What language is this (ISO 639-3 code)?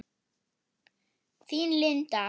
isl